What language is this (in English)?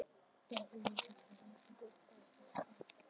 Icelandic